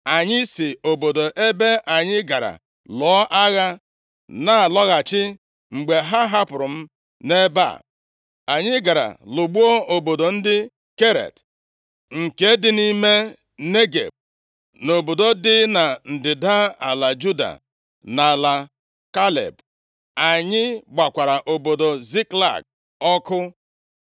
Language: Igbo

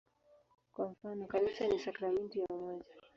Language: Swahili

